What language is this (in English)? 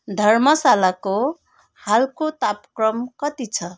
Nepali